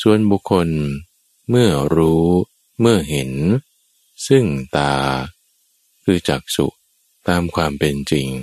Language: Thai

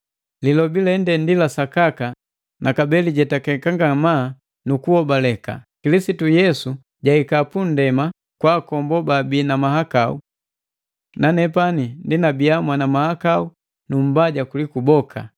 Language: Matengo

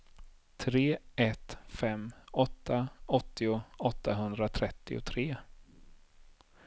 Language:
Swedish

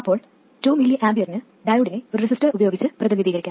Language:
Malayalam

